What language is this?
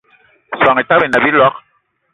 Eton (Cameroon)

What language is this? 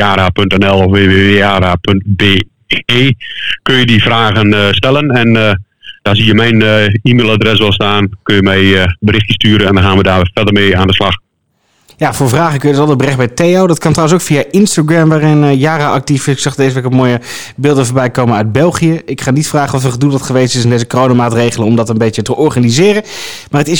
Dutch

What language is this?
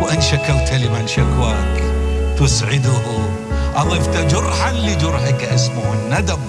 Arabic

